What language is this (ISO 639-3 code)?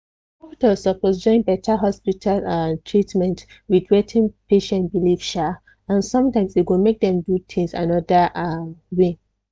pcm